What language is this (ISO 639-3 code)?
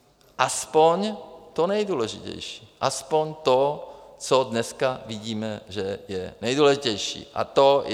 ces